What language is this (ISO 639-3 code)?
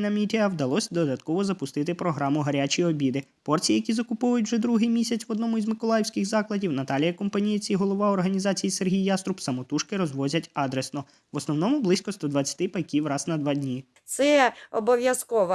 ukr